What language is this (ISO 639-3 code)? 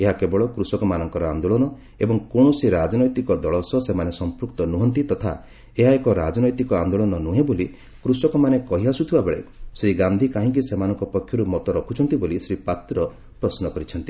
ori